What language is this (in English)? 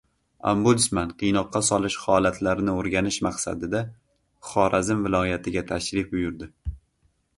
Uzbek